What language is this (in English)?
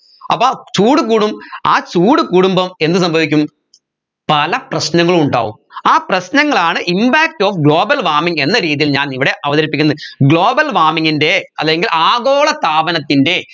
Malayalam